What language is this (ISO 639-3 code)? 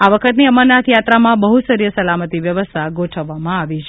guj